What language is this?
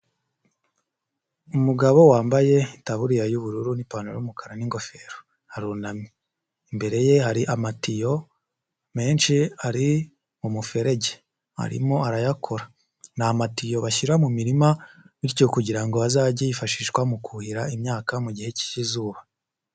Kinyarwanda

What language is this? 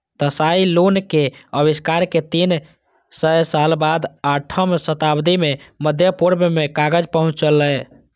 Maithili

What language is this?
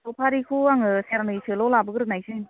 Bodo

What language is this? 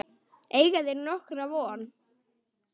Icelandic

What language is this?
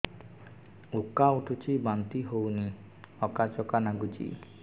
Odia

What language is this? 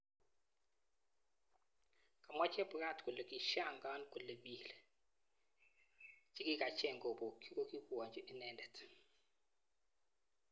Kalenjin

